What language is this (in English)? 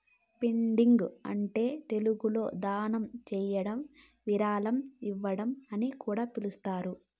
Telugu